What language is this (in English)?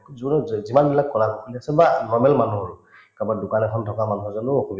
Assamese